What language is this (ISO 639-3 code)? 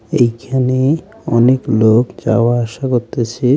ben